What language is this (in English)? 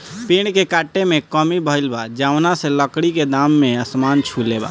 Bhojpuri